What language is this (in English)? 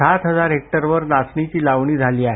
Marathi